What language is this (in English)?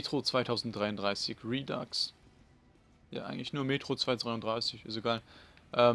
German